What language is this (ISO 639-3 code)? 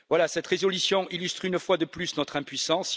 fra